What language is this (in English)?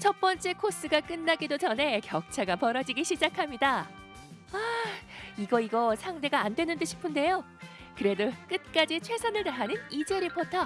Korean